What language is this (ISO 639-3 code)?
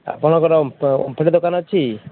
ori